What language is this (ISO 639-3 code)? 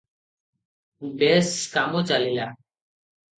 ori